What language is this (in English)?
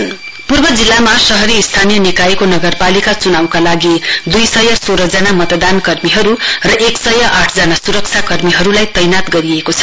Nepali